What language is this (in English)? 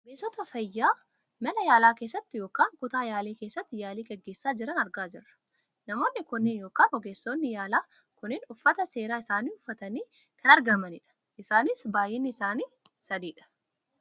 Oromo